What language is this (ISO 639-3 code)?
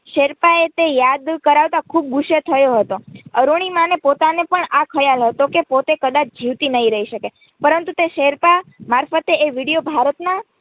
guj